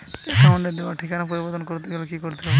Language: Bangla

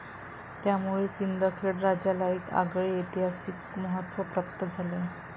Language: Marathi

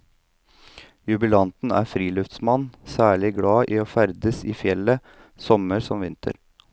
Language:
Norwegian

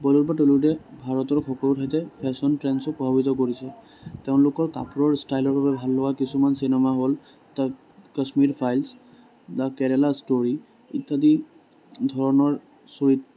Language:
Assamese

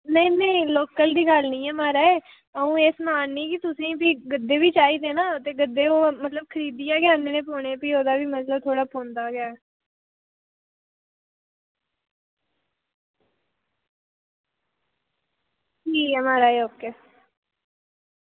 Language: Dogri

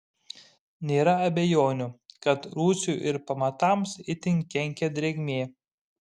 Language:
Lithuanian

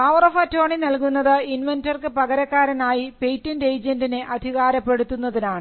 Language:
Malayalam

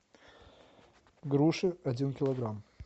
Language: Russian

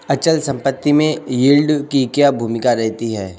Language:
Hindi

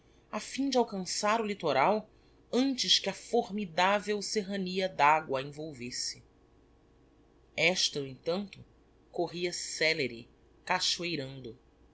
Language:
Portuguese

